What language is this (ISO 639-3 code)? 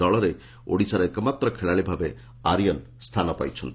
ori